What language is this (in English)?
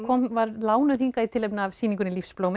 Icelandic